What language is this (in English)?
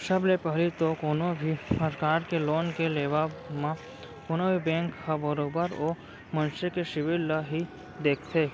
Chhattisgarhi